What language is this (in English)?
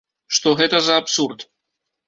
Belarusian